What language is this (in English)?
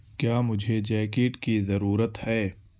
Urdu